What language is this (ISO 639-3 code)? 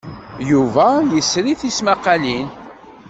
kab